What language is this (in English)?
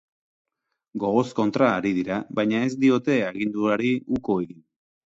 Basque